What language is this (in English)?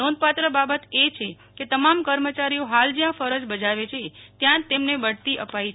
Gujarati